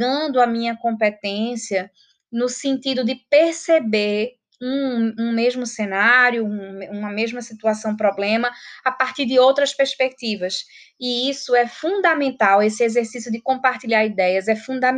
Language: Portuguese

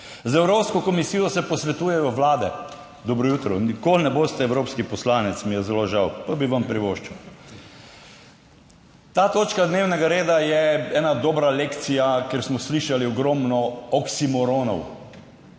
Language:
Slovenian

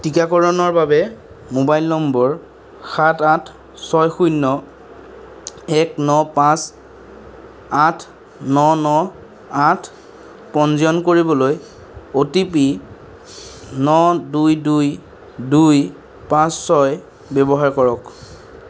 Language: Assamese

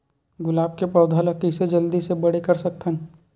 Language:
Chhattisgarhi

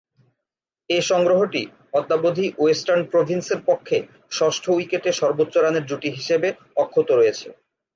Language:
Bangla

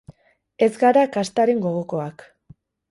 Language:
Basque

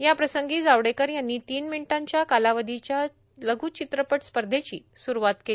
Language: Marathi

